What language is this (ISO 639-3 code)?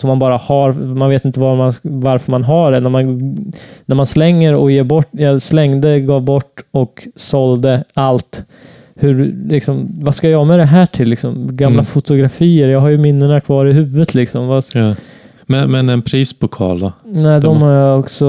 swe